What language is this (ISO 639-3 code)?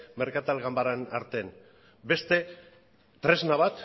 eus